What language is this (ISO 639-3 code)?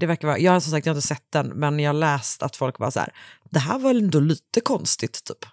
swe